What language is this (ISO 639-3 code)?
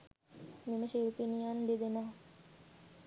sin